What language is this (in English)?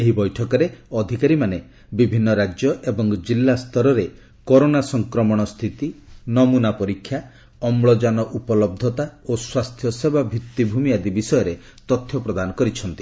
Odia